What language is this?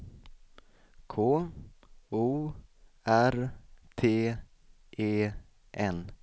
Swedish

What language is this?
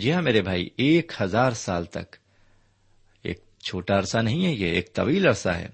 Urdu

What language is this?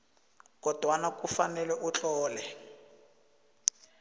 South Ndebele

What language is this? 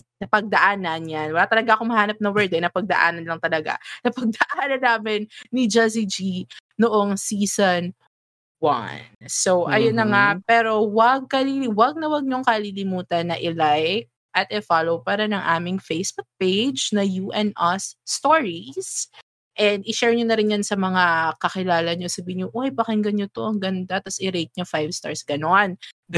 Filipino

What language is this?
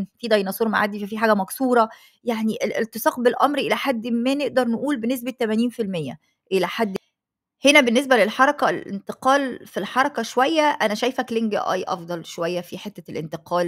Arabic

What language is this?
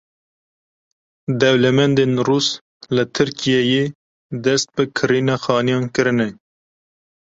Kurdish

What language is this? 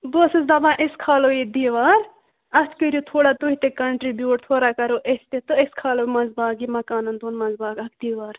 Kashmiri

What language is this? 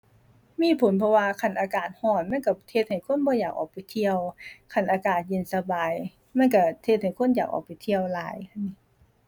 Thai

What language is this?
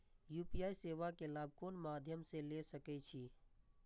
Maithili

